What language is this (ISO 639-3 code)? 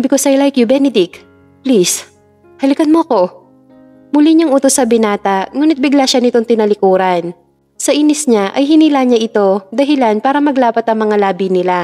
fil